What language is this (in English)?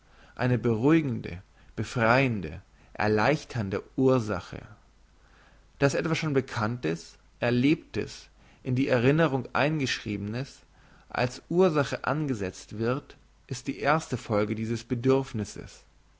German